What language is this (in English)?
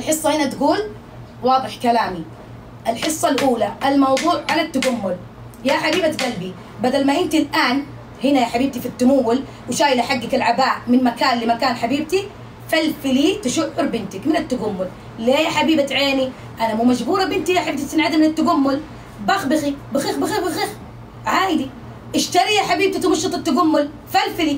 Arabic